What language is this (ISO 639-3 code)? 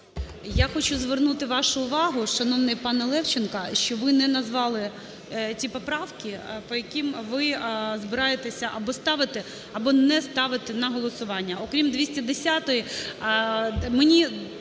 ukr